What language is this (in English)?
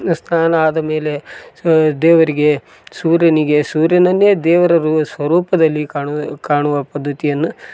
Kannada